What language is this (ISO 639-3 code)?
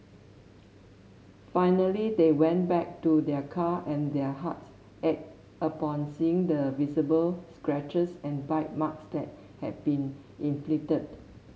eng